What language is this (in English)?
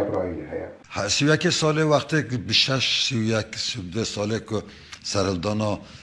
Turkish